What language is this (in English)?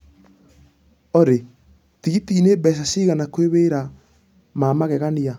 Kikuyu